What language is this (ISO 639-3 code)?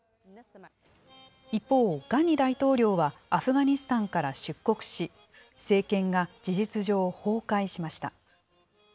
jpn